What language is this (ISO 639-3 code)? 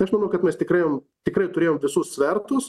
lit